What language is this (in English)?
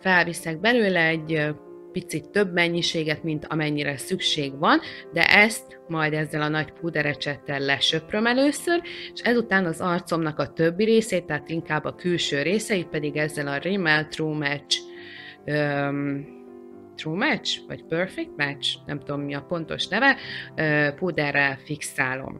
Hungarian